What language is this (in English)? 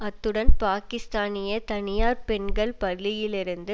Tamil